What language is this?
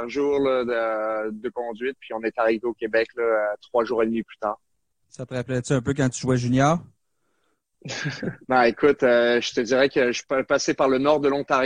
French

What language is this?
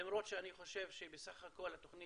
Hebrew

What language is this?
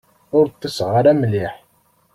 Kabyle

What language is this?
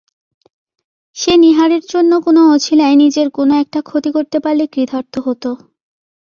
Bangla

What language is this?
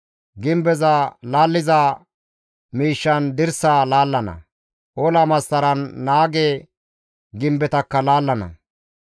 Gamo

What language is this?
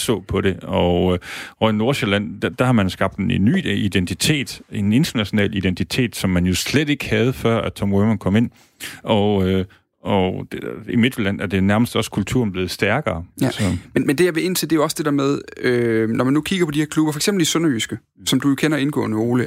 Danish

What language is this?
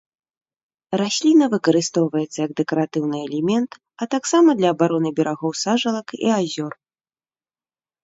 Belarusian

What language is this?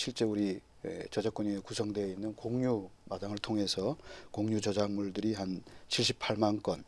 Korean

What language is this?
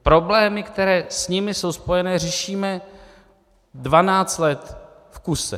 Czech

